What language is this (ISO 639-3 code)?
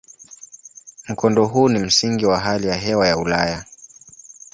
swa